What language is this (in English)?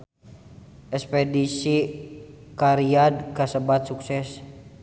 Sundanese